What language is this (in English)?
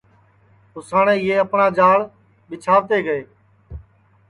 Sansi